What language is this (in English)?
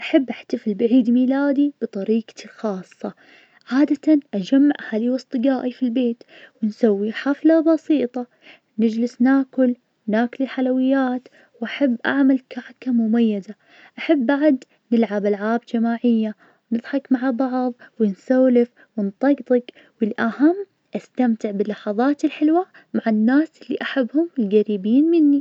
Najdi Arabic